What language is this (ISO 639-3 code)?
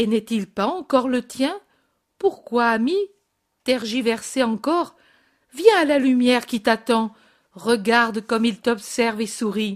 fra